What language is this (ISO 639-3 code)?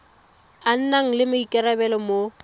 tsn